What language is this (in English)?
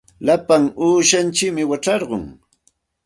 Santa Ana de Tusi Pasco Quechua